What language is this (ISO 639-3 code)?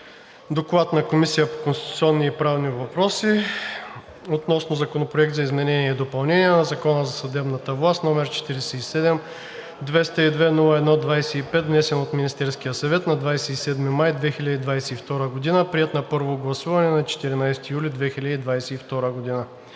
bul